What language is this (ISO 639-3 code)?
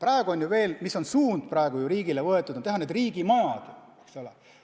est